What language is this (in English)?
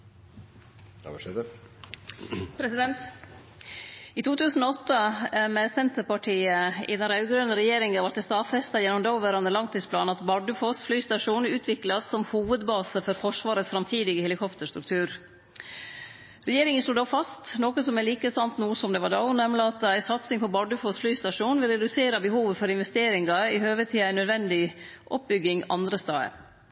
Norwegian